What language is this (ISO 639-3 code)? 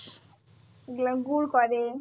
ben